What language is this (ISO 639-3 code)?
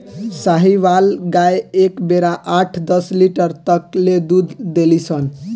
bho